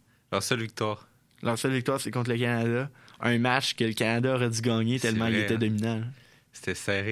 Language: French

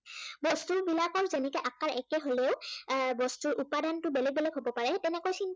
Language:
Assamese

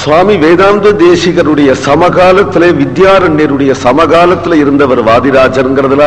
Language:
Tamil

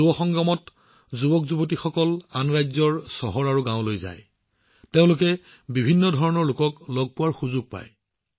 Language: Assamese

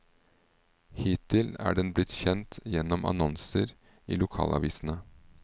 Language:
Norwegian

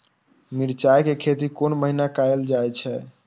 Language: Maithili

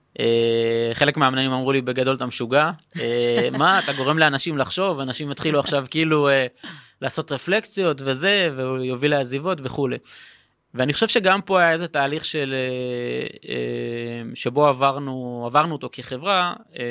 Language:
Hebrew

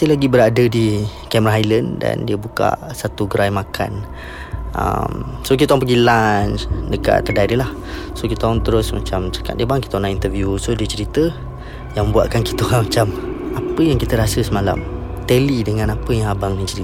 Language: Malay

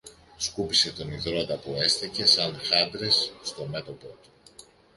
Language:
Greek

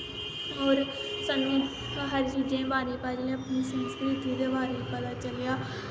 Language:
Dogri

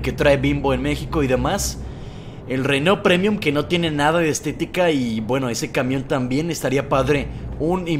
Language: Spanish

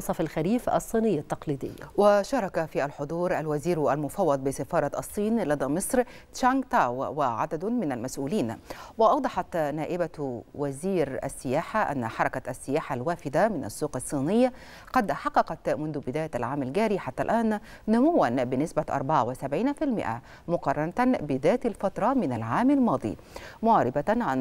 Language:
Arabic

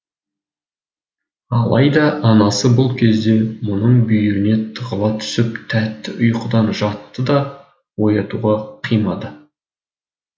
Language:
Kazakh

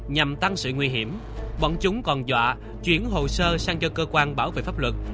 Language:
Vietnamese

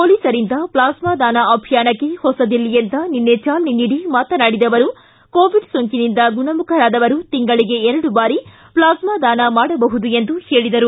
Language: Kannada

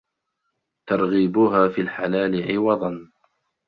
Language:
Arabic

